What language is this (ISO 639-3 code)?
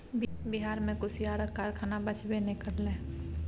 mai